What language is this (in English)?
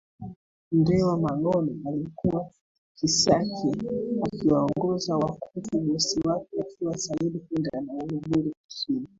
Swahili